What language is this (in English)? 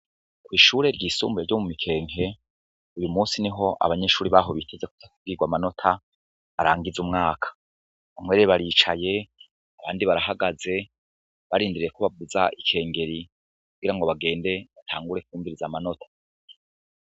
Rundi